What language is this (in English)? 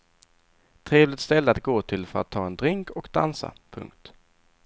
Swedish